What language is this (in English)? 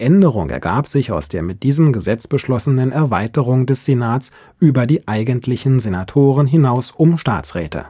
German